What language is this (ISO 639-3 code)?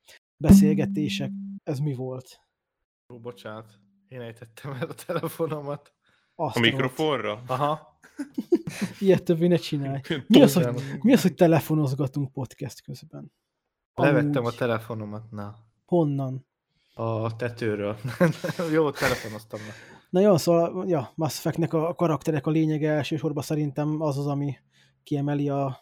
hun